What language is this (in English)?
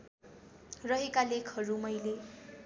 Nepali